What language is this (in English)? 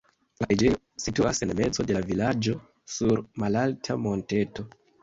Esperanto